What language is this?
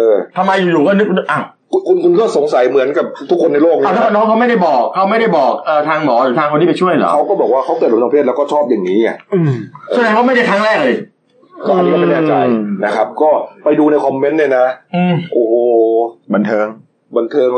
Thai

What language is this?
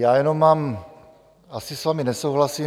Czech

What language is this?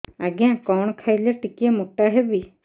Odia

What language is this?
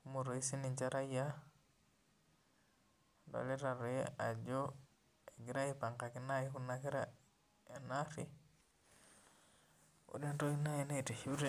Masai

